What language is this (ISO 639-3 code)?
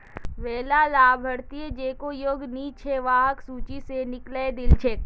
mag